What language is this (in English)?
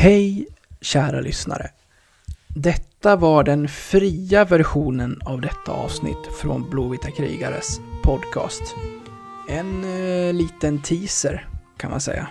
Swedish